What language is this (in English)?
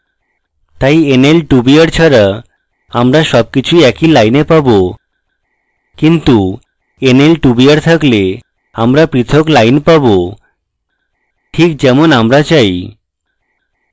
Bangla